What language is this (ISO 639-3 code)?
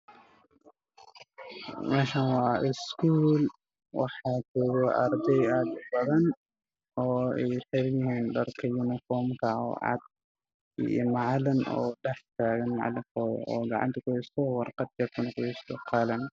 som